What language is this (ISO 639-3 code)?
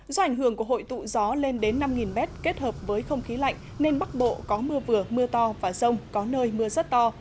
vie